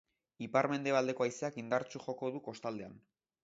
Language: Basque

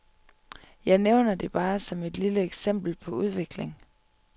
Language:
Danish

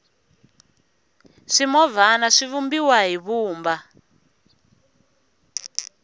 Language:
Tsonga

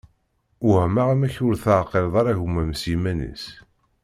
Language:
Kabyle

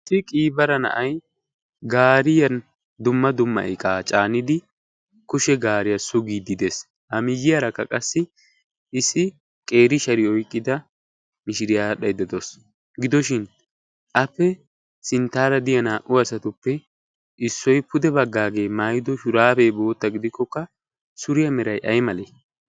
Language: Wolaytta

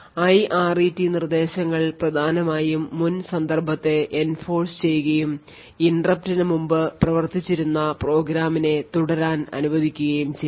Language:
Malayalam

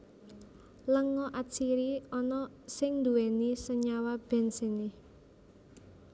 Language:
Javanese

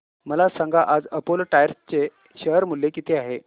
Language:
Marathi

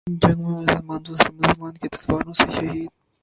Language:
Urdu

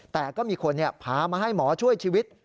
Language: Thai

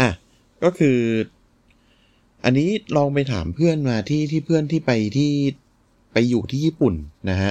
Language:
Thai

